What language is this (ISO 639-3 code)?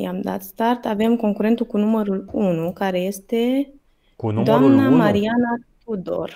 ron